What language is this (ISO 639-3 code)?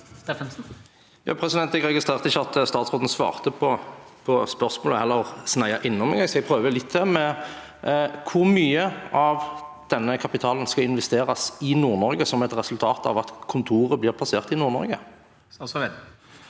nor